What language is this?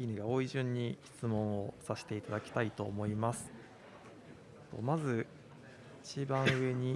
Japanese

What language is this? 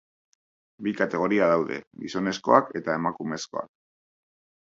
Basque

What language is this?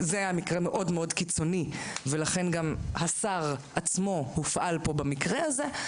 Hebrew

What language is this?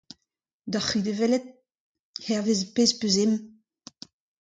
Breton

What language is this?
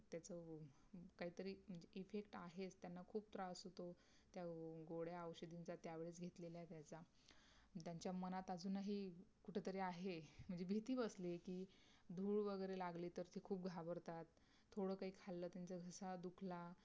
Marathi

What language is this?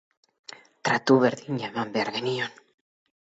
Basque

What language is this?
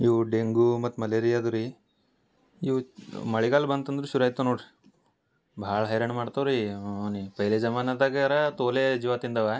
Kannada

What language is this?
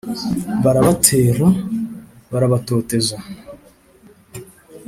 Kinyarwanda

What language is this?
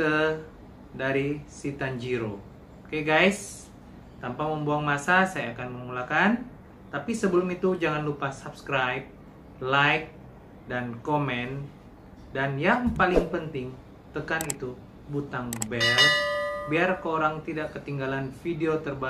Indonesian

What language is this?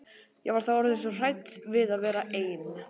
Icelandic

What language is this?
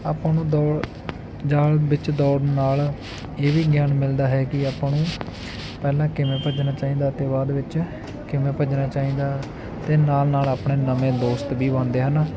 Punjabi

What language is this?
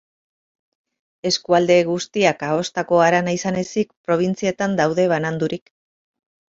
Basque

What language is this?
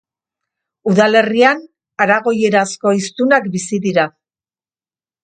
Basque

